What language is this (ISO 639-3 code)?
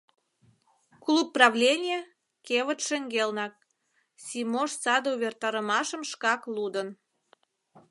chm